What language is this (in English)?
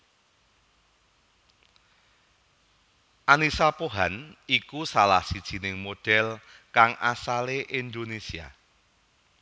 Javanese